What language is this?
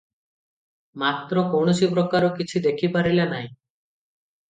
Odia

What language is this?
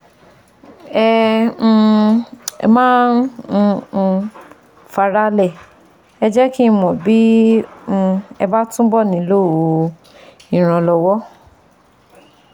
Yoruba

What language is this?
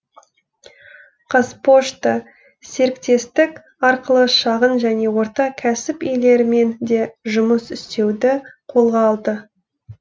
Kazakh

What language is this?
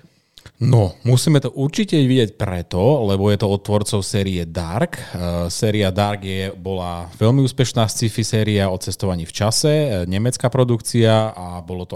Slovak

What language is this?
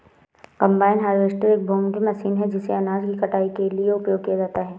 Hindi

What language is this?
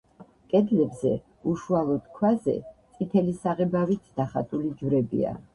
Georgian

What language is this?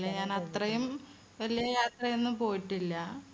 Malayalam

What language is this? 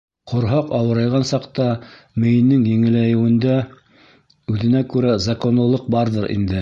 Bashkir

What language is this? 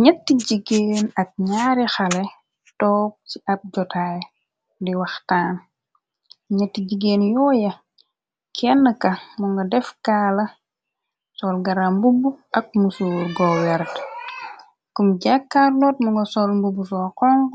Wolof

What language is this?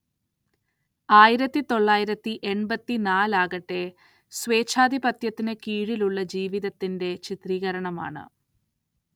Malayalam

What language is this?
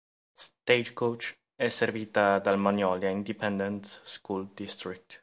Italian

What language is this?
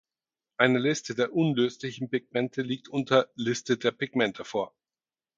German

